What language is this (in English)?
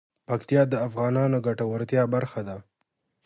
Pashto